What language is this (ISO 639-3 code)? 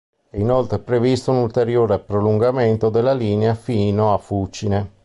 ita